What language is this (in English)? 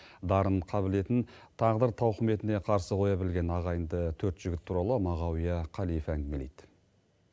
Kazakh